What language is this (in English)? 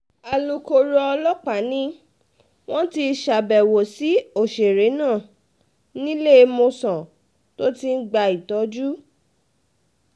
Yoruba